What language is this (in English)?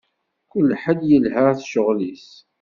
Kabyle